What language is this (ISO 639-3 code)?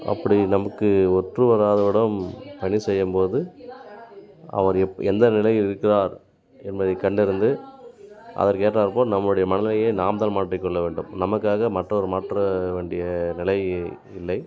tam